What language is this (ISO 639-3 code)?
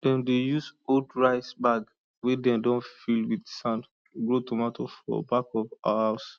pcm